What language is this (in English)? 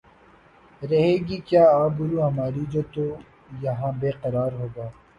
Urdu